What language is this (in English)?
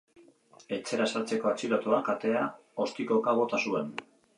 Basque